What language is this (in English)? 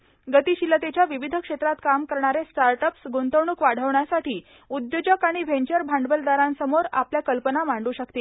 Marathi